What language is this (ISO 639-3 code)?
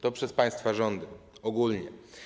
pol